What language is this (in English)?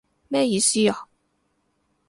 Cantonese